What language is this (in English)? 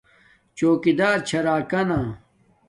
Domaaki